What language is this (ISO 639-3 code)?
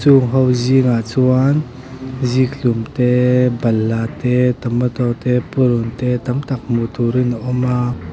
lus